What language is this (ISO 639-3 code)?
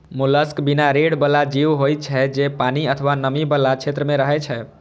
mai